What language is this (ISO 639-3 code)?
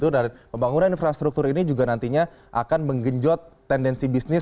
ind